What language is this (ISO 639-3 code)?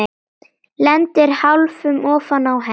isl